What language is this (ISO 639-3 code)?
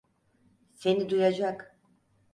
tur